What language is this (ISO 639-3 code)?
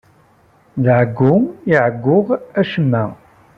kab